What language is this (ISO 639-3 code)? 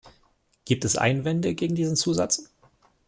deu